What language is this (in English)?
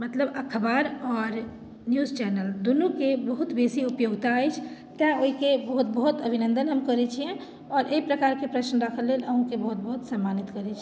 Maithili